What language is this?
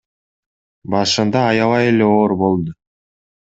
Kyrgyz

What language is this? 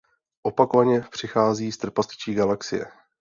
Czech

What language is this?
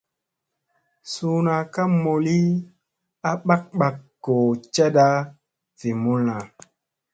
Musey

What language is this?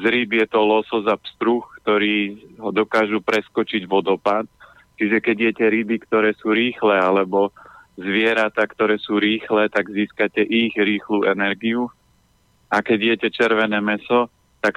Slovak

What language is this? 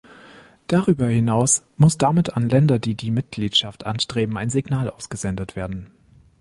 German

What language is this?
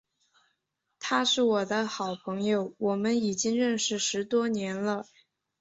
Chinese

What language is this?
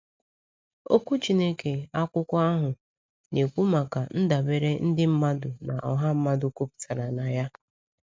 Igbo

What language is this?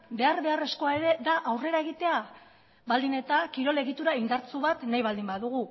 Basque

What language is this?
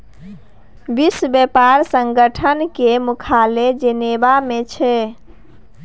Maithili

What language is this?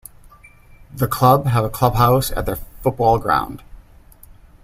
English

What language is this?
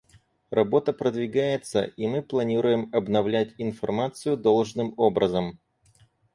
Russian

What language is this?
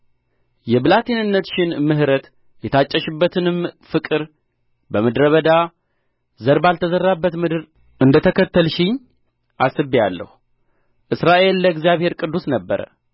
Amharic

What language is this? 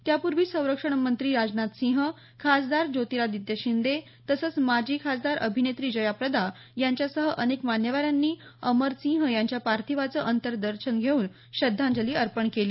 Marathi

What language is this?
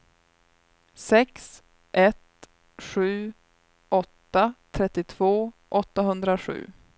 Swedish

